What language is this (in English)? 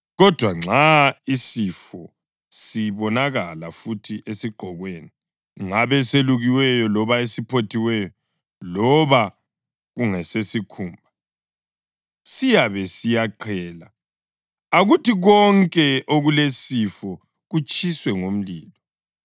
North Ndebele